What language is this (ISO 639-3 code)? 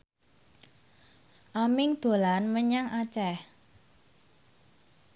jav